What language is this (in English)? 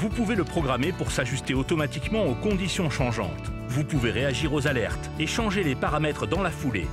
French